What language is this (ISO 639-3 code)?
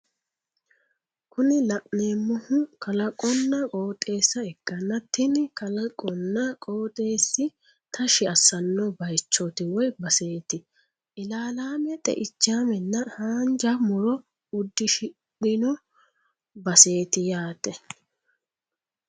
sid